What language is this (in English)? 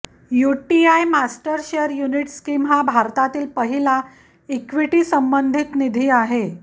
Marathi